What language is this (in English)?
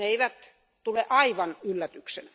Finnish